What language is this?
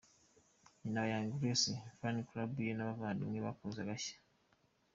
Kinyarwanda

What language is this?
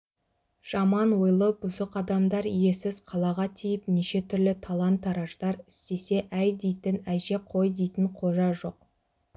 Kazakh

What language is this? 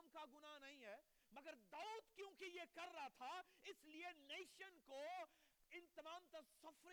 Urdu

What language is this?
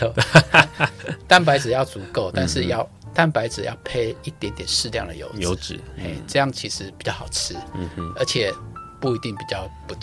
Chinese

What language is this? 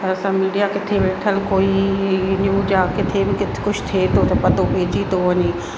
Sindhi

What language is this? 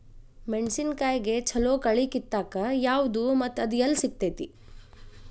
Kannada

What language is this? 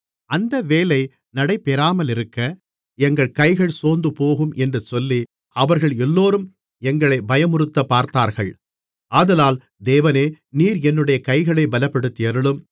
Tamil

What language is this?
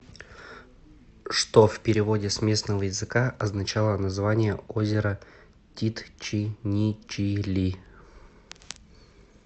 Russian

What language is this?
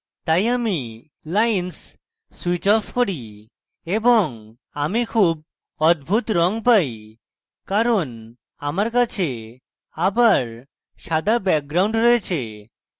Bangla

